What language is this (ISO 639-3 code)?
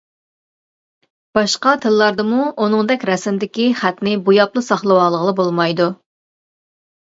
uig